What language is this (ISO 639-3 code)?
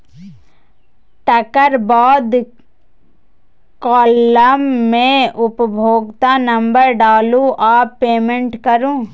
mai